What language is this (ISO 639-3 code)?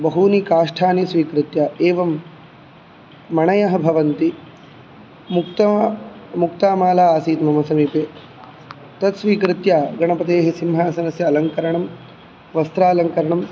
san